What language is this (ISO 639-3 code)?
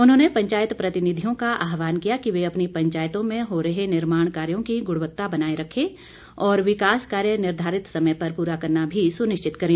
hin